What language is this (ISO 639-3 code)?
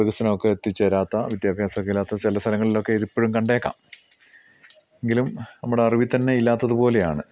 mal